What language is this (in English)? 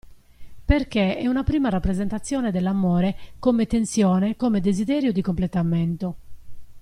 Italian